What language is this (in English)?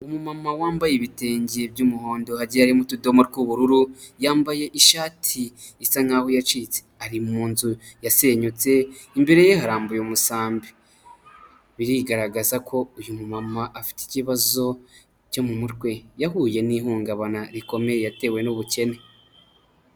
Kinyarwanda